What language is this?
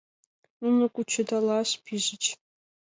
Mari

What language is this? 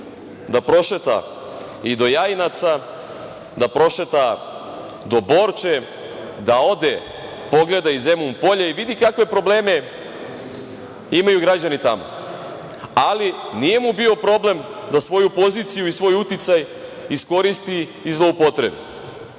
Serbian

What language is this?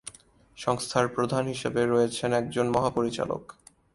Bangla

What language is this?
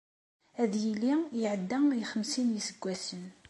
Kabyle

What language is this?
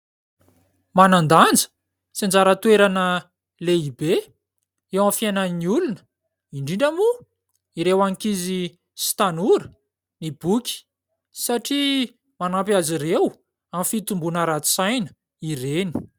Malagasy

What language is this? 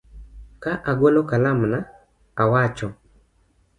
Luo (Kenya and Tanzania)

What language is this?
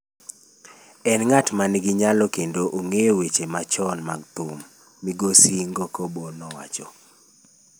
Luo (Kenya and Tanzania)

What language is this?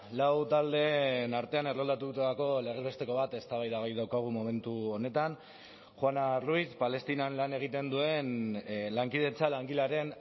Basque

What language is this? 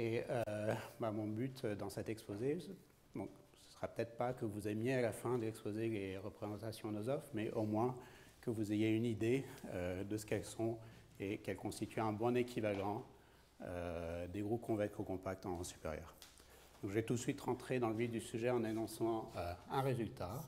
French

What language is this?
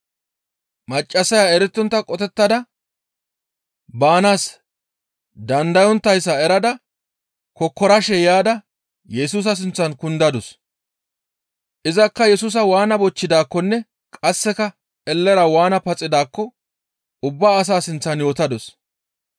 Gamo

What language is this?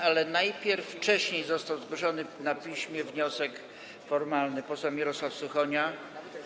Polish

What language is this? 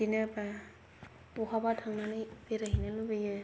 Bodo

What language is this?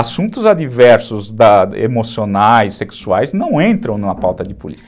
Portuguese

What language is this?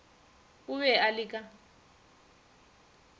Northern Sotho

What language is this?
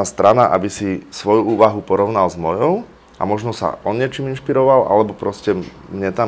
Slovak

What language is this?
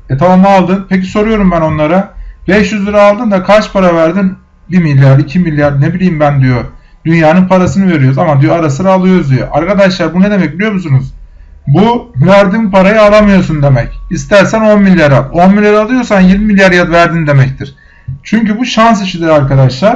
Turkish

